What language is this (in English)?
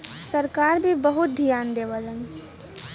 Bhojpuri